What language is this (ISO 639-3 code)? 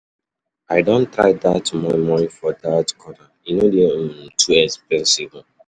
pcm